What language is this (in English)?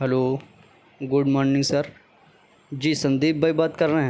Urdu